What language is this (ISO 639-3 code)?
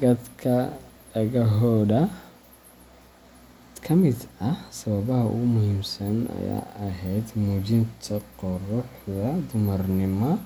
som